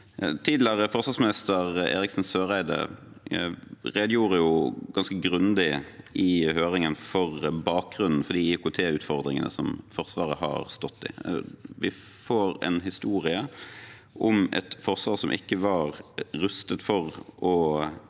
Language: Norwegian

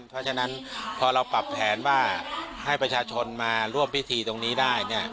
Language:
Thai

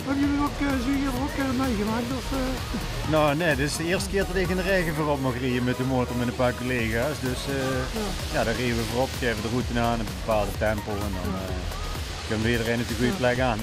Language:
Dutch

